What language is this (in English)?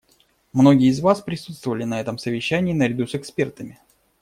Russian